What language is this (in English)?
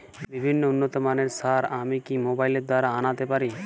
Bangla